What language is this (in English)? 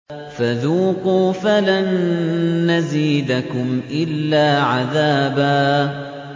Arabic